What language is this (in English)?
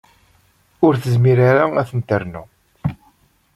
Kabyle